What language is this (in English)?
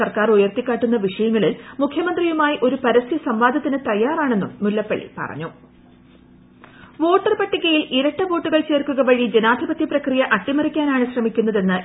Malayalam